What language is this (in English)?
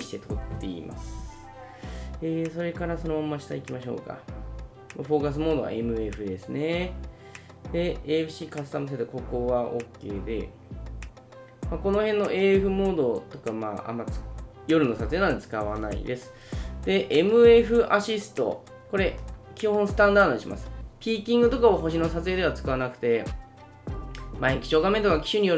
Japanese